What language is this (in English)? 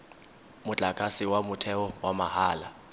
Tswana